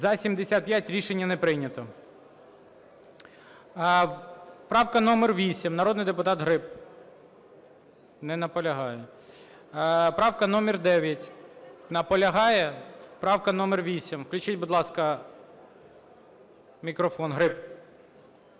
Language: Ukrainian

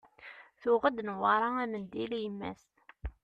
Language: Kabyle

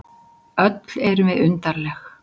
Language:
Icelandic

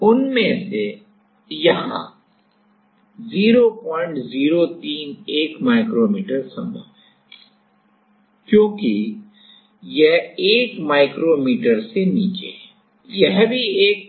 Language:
Hindi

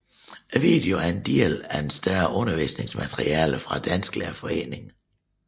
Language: Danish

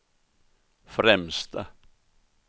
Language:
Swedish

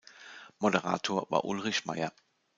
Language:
German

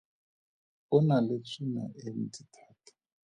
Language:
Tswana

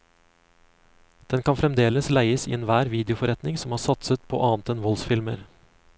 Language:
Norwegian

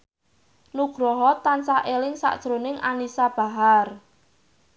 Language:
Javanese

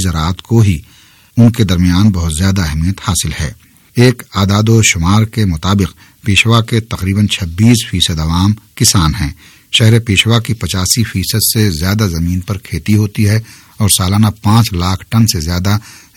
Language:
Urdu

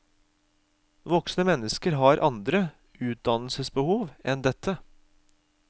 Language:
Norwegian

